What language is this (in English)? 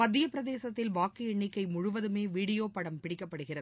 Tamil